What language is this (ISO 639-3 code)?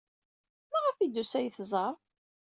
kab